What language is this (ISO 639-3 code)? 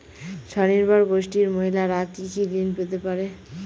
ben